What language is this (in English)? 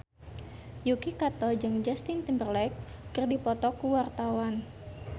Sundanese